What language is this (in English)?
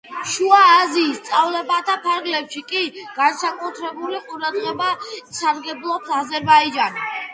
Georgian